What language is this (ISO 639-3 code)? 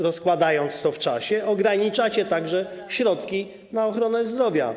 pol